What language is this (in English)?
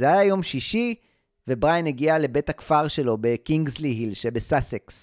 Hebrew